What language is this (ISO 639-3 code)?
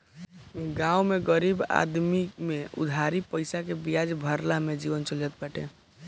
bho